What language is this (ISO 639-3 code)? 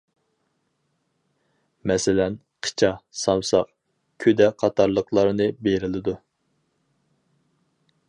uig